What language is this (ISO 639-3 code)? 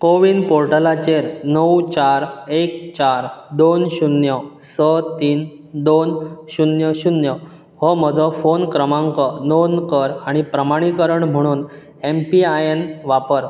kok